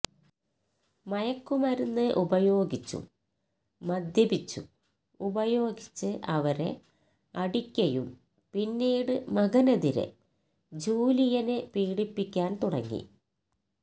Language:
Malayalam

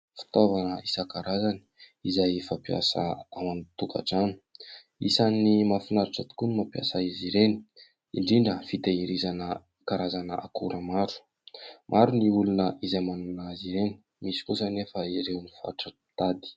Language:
Malagasy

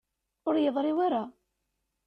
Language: Kabyle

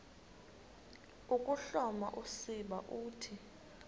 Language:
Xhosa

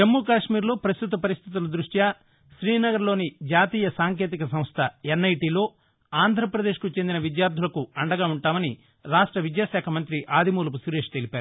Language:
Telugu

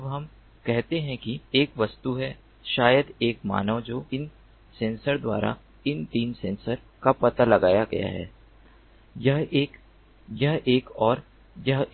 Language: Hindi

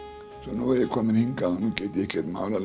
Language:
Icelandic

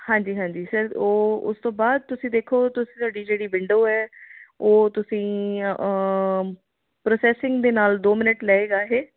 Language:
Punjabi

